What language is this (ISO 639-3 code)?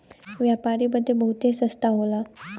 bho